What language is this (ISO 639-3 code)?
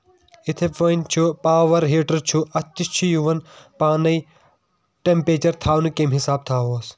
kas